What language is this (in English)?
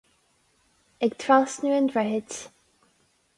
Irish